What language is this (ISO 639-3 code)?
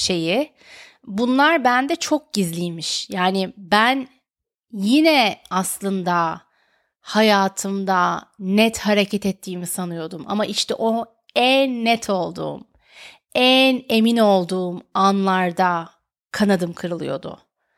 tur